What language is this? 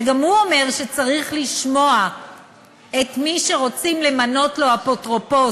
Hebrew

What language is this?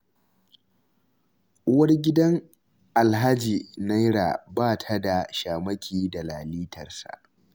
Hausa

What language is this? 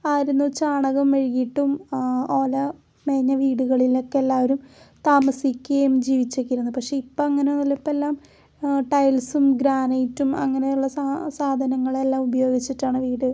Malayalam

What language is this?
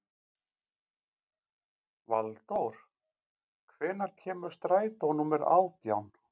Icelandic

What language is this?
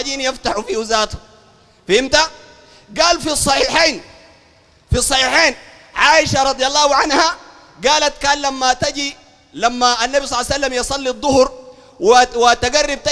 Arabic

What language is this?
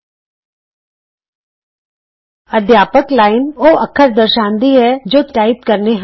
Punjabi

